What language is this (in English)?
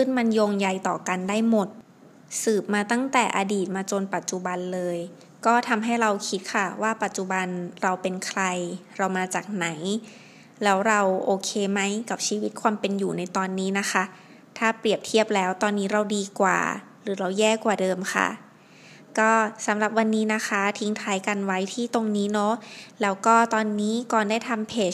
Thai